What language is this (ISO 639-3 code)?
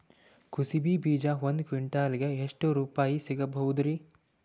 kan